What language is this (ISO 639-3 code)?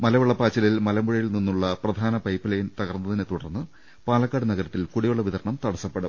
mal